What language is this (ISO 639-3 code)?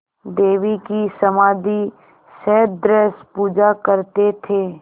hin